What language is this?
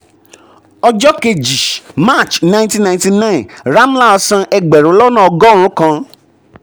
Yoruba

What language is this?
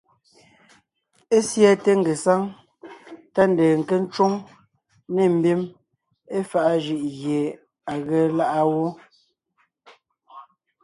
Ngiemboon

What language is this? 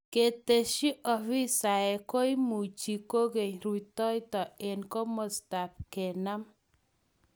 Kalenjin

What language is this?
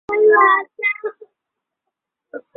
Bangla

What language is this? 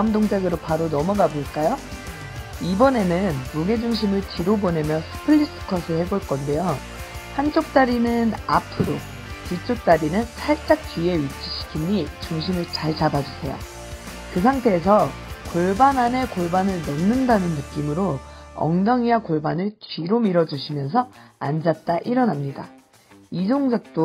Korean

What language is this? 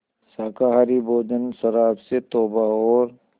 Hindi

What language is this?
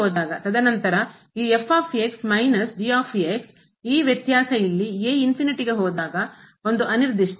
Kannada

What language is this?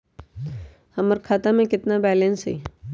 Magahi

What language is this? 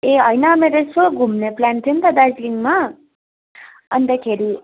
Nepali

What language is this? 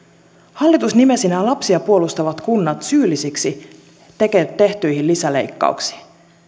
Finnish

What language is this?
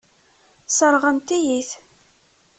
Kabyle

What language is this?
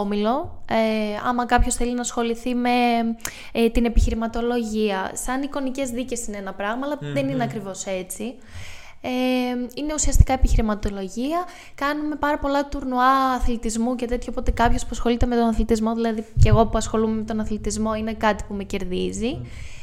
Greek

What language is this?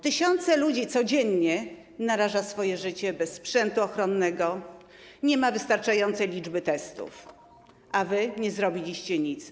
Polish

